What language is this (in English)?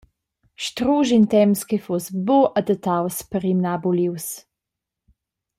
Romansh